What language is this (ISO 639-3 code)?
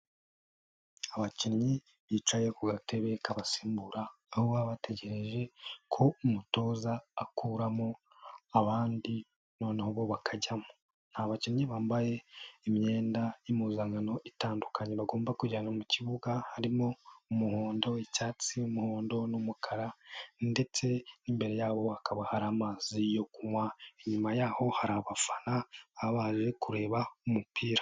kin